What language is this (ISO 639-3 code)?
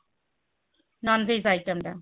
ori